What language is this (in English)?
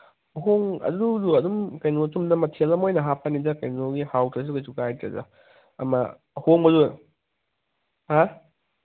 Manipuri